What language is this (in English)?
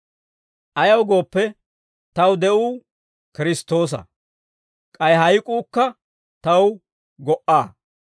Dawro